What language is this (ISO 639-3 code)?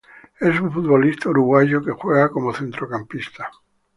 spa